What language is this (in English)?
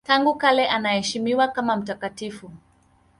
Swahili